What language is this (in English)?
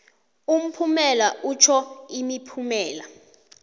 South Ndebele